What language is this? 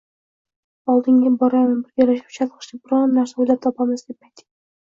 Uzbek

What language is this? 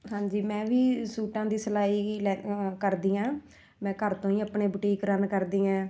Punjabi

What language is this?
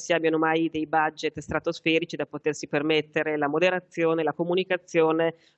Italian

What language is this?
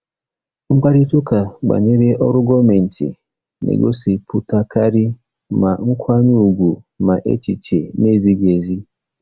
Igbo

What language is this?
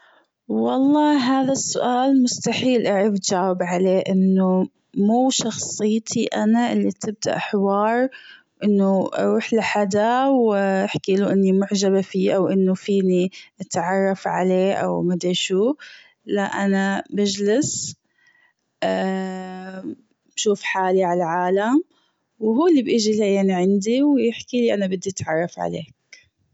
Gulf Arabic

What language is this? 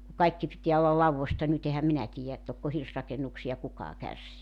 Finnish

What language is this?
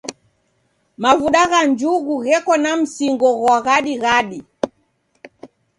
Taita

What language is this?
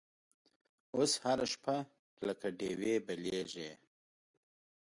Pashto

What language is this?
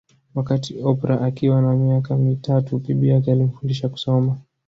Swahili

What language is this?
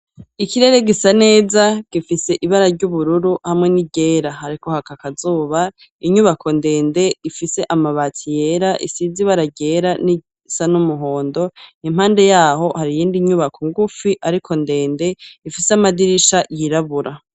Rundi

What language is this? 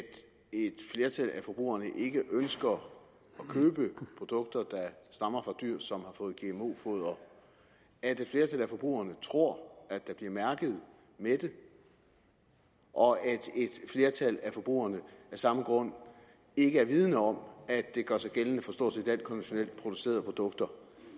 Danish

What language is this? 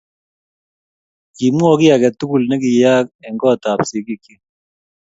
Kalenjin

